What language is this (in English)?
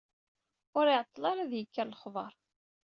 Kabyle